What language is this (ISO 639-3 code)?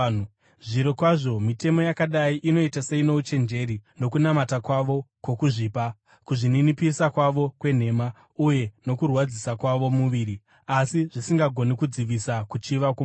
sna